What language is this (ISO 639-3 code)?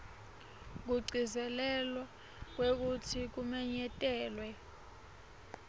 ssw